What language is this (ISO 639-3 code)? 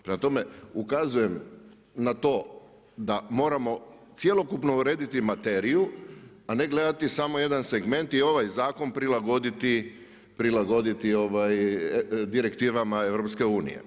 hrv